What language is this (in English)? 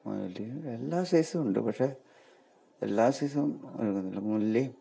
Malayalam